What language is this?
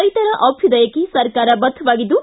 Kannada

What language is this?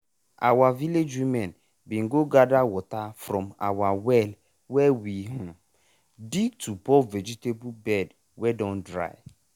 Nigerian Pidgin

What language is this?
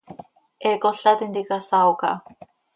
Seri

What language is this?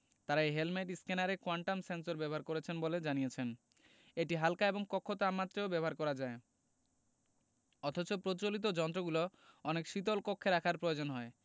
Bangla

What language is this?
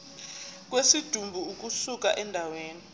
Zulu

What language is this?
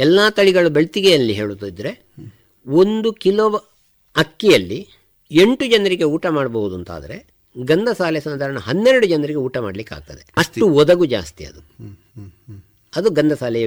Kannada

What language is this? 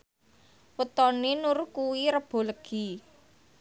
Javanese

